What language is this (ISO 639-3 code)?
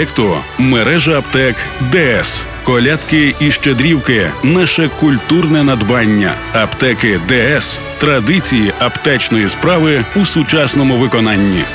ukr